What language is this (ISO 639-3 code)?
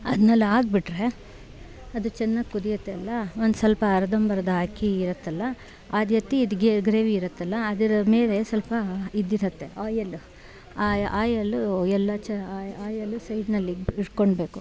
kan